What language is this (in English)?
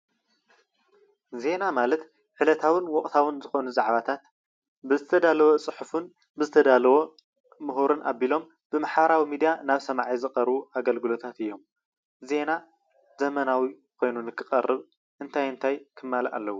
Tigrinya